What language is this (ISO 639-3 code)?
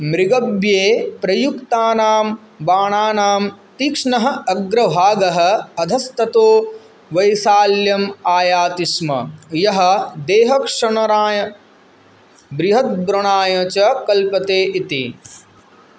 san